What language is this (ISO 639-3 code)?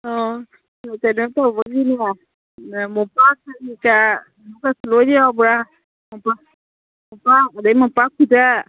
mni